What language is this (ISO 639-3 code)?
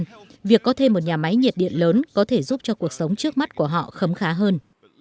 vie